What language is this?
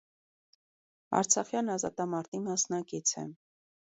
Armenian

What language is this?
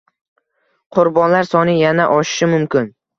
Uzbek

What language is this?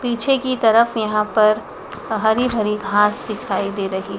Hindi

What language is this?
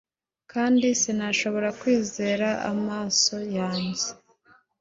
Kinyarwanda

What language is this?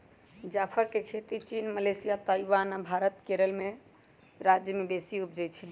Magahi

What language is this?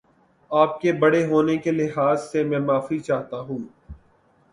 Urdu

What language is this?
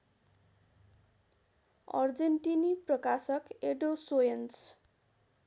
Nepali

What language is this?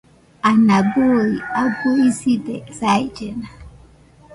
Nüpode Huitoto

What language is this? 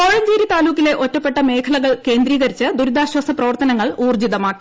Malayalam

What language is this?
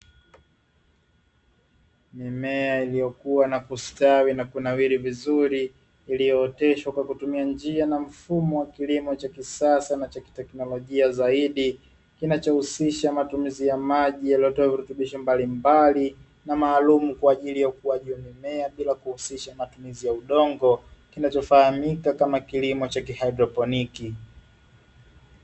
Swahili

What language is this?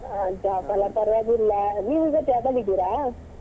Kannada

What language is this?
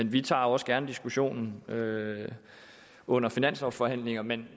Danish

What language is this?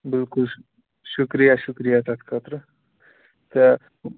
Kashmiri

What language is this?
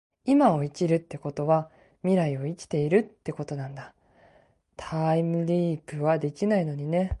Japanese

